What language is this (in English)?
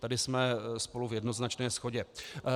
Czech